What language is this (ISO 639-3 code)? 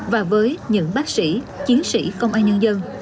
vie